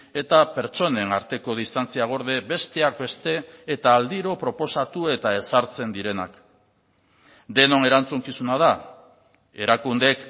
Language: Basque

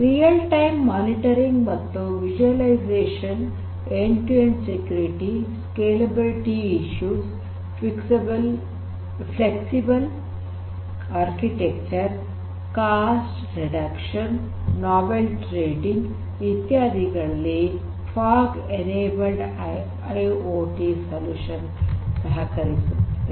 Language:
Kannada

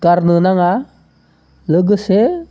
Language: Bodo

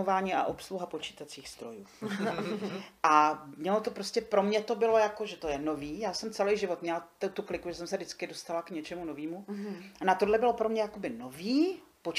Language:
Czech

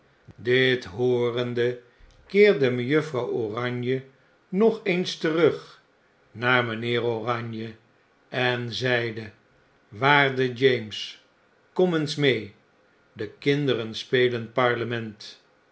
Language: Dutch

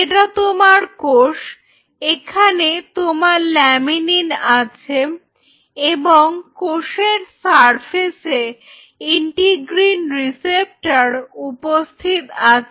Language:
Bangla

